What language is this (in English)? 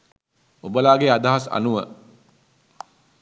Sinhala